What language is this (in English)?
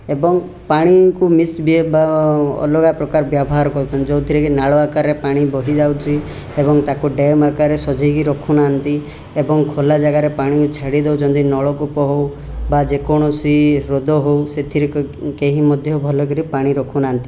Odia